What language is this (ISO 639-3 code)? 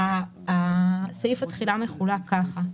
heb